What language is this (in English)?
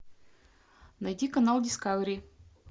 Russian